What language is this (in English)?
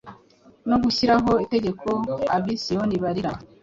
Kinyarwanda